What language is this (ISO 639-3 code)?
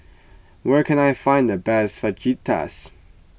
eng